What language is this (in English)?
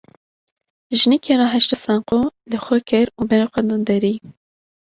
Kurdish